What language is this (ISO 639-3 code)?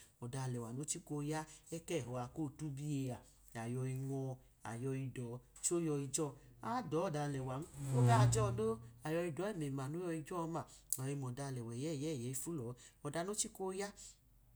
idu